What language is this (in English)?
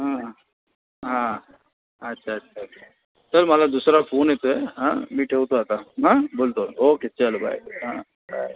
Marathi